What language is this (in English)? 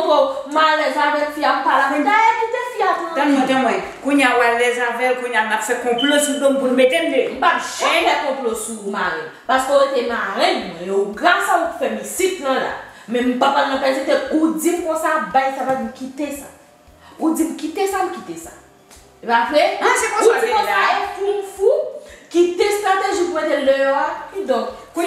French